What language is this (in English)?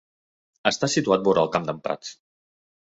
Catalan